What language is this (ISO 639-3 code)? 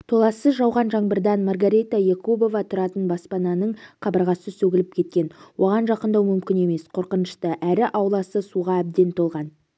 kaz